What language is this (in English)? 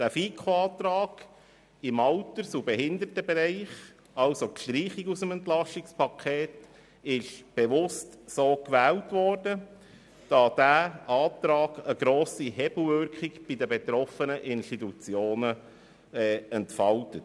Swiss German